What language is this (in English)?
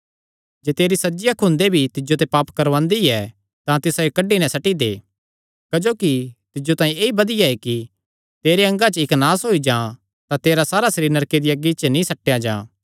Kangri